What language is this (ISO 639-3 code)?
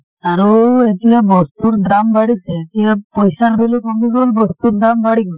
asm